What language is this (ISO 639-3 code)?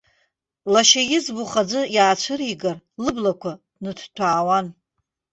abk